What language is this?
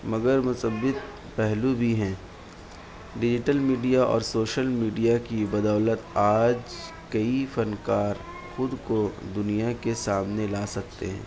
Urdu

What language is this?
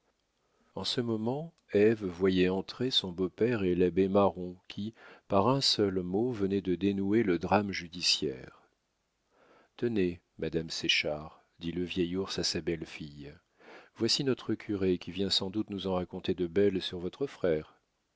French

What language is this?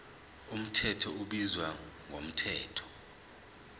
Zulu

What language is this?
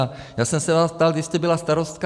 Czech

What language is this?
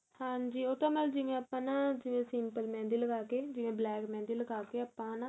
Punjabi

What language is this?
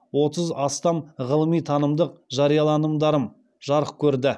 Kazakh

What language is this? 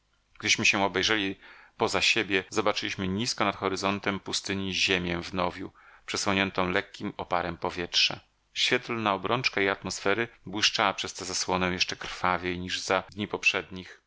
Polish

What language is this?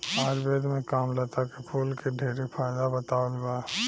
Bhojpuri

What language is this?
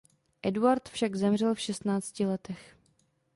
Czech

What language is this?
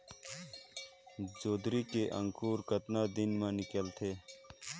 Chhattisgarhi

